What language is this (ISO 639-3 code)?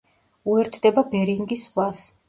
kat